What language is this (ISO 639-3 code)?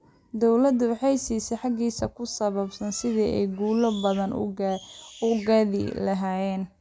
som